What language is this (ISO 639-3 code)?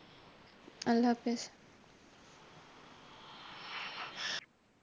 ben